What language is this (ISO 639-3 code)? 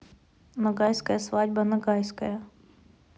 rus